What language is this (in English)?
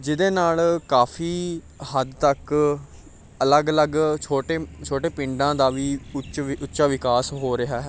Punjabi